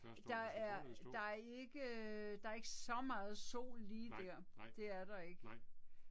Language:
Danish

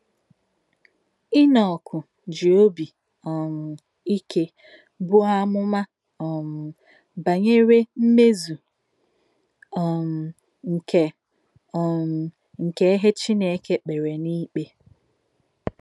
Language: Igbo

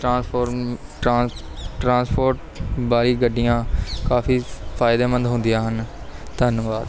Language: Punjabi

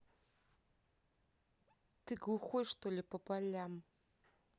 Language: Russian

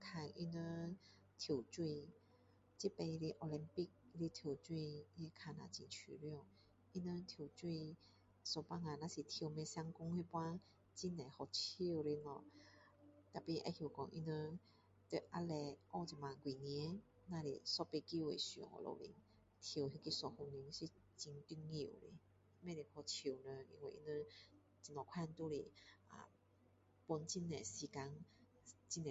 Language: Min Dong Chinese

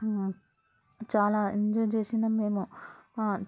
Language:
Telugu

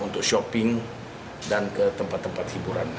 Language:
Indonesian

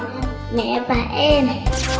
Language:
Vietnamese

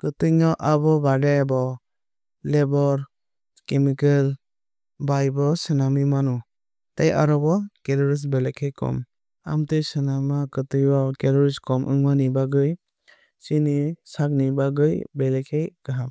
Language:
Kok Borok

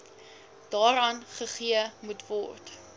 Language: Afrikaans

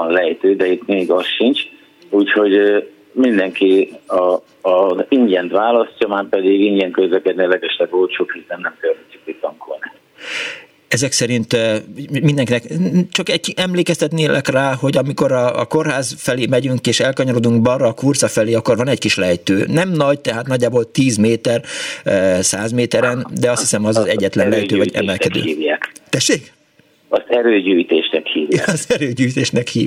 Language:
Hungarian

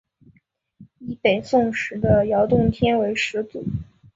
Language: Chinese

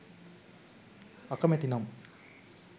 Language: Sinhala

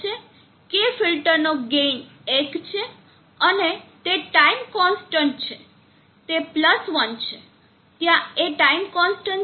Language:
Gujarati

